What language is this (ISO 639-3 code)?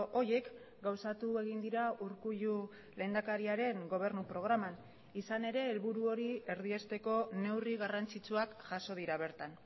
eus